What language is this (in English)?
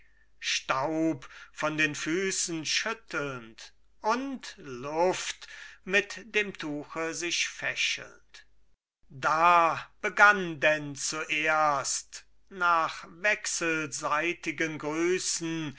German